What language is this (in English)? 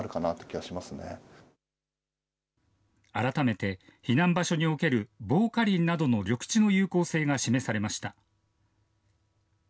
Japanese